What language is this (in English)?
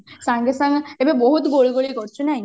Odia